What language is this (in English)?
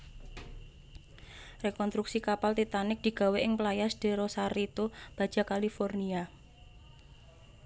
Javanese